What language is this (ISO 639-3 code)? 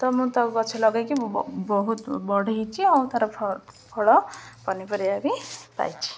ori